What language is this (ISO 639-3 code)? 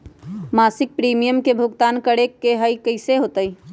mag